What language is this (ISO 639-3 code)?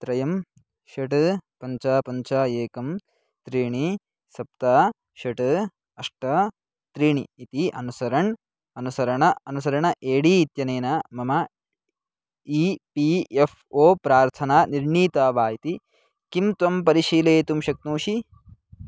san